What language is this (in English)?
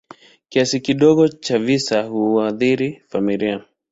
Swahili